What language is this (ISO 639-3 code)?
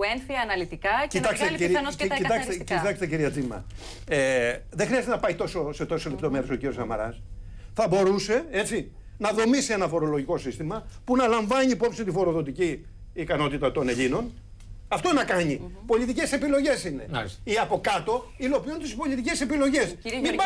ell